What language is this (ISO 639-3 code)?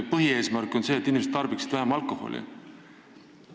est